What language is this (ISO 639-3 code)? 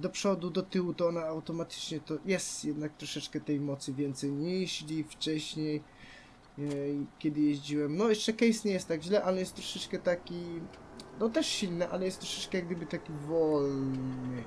pol